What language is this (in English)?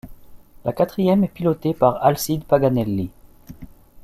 French